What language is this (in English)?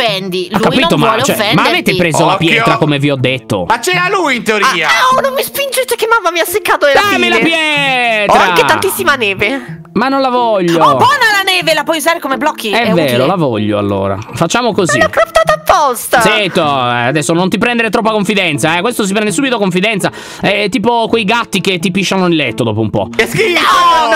Italian